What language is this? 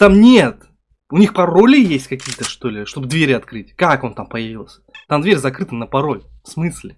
Russian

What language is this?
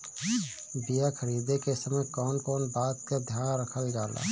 Bhojpuri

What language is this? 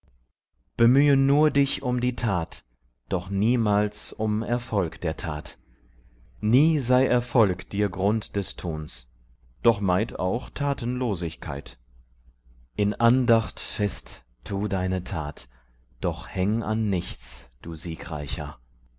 German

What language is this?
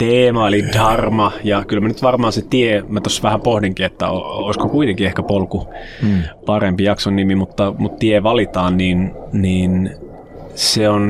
Finnish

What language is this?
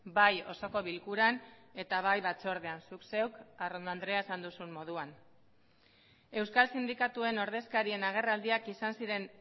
Basque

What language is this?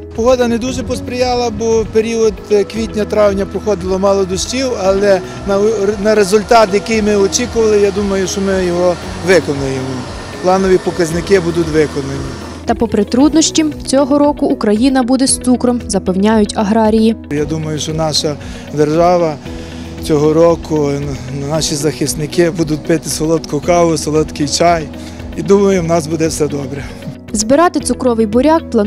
Ukrainian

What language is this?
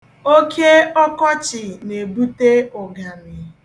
Igbo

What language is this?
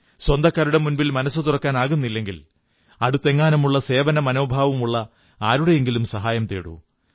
Malayalam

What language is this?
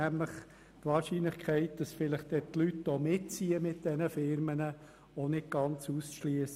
Swiss German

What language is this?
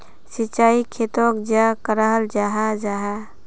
Magahi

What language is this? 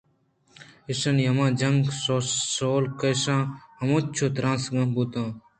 Eastern Balochi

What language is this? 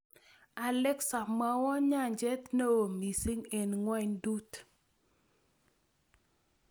Kalenjin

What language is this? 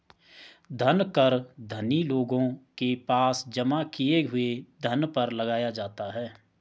Hindi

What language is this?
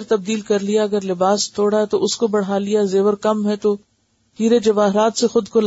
Urdu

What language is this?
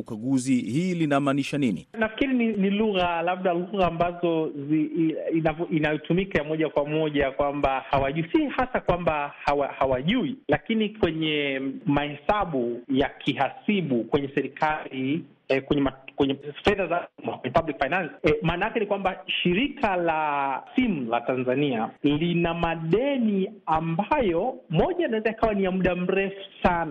Swahili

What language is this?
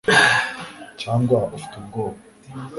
Kinyarwanda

